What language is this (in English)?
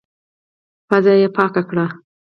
Pashto